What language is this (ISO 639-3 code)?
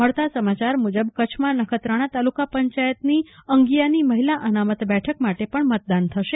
guj